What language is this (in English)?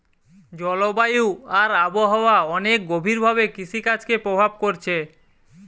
Bangla